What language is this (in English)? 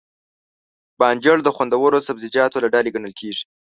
Pashto